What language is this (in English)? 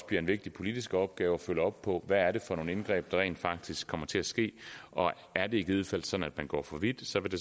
Danish